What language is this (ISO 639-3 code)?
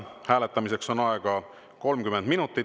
est